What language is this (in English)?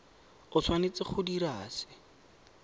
Tswana